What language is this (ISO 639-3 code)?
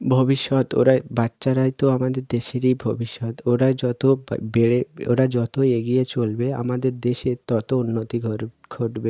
ben